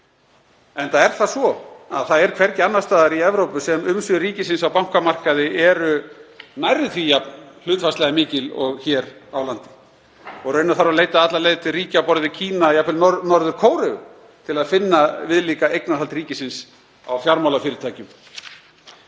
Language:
Icelandic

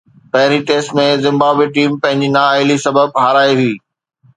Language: Sindhi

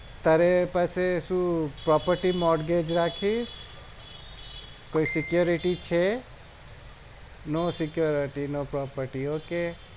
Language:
Gujarati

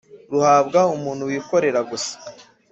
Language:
Kinyarwanda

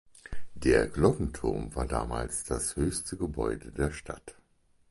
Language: German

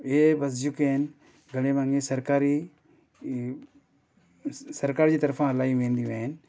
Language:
Sindhi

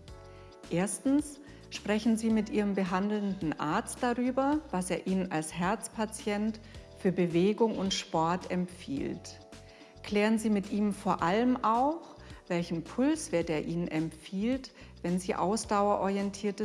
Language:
German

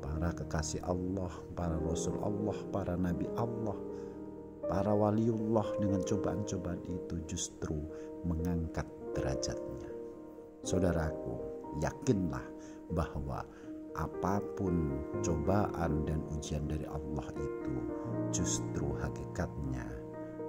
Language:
Indonesian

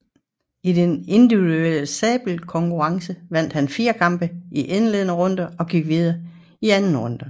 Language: Danish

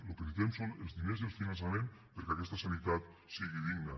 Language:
Catalan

